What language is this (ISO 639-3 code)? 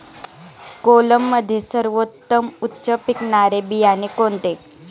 mar